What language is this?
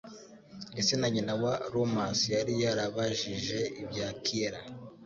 Kinyarwanda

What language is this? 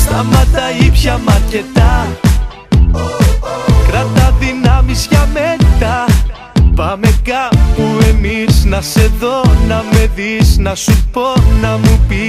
Greek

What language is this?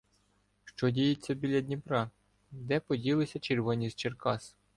Ukrainian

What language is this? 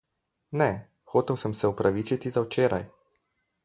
Slovenian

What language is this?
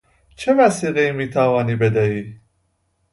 Persian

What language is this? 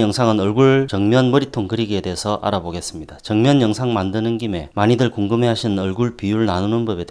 Korean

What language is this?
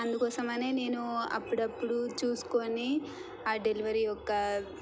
Telugu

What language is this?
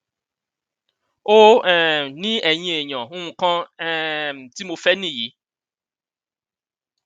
Yoruba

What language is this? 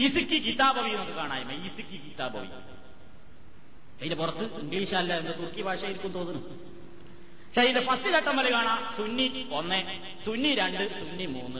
Malayalam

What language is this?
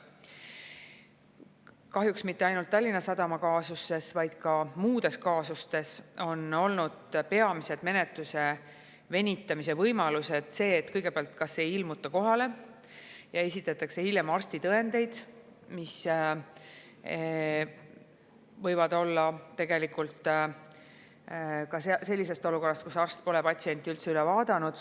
Estonian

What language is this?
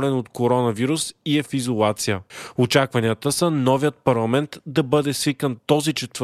Bulgarian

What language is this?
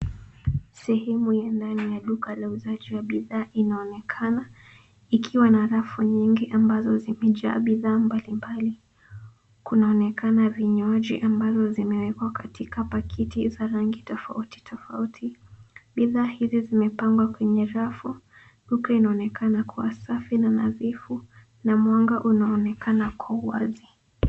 Swahili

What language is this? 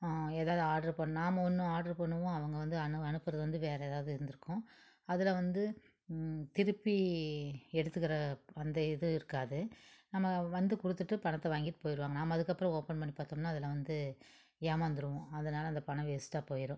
Tamil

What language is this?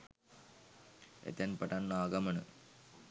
Sinhala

